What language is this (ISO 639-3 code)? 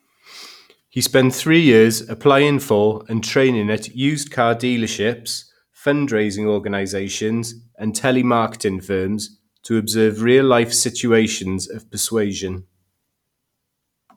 eng